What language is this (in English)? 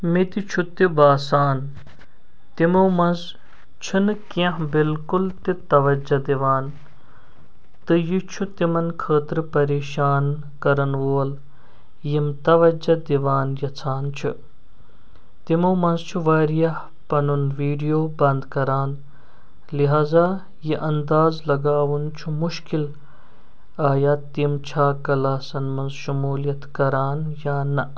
Kashmiri